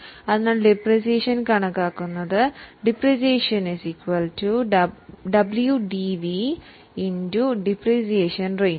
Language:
Malayalam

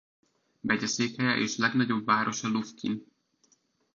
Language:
Hungarian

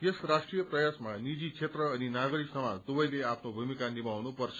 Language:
Nepali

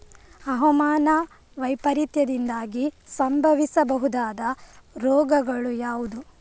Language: Kannada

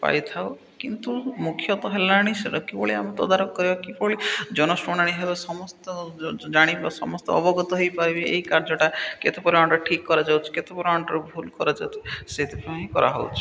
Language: Odia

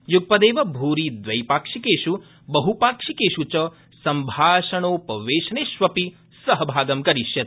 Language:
Sanskrit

